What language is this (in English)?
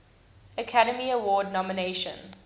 English